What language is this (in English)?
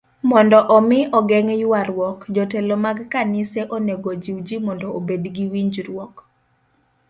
Luo (Kenya and Tanzania)